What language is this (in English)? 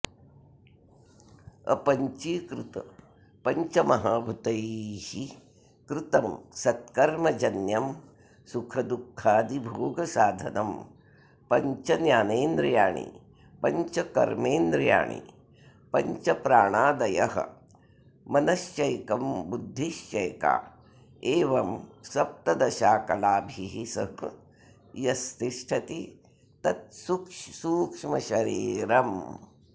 Sanskrit